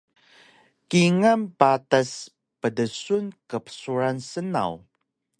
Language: Taroko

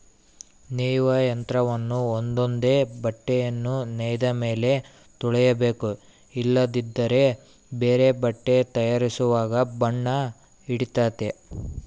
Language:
Kannada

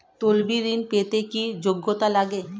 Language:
Bangla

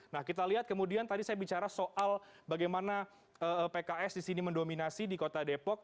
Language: Indonesian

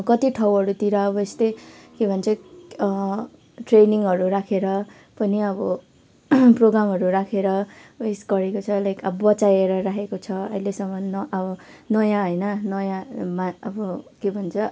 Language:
Nepali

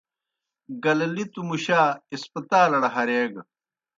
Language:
Kohistani Shina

